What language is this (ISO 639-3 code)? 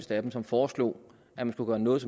dan